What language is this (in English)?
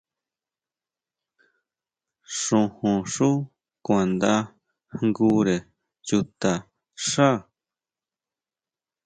Huautla Mazatec